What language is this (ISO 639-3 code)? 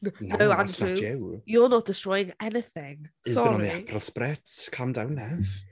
eng